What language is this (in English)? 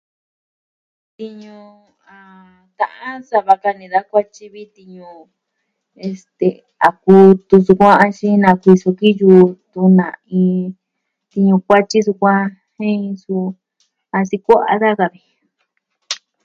Southwestern Tlaxiaco Mixtec